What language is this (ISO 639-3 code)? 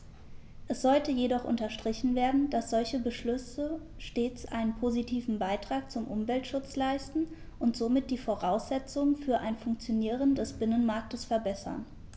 deu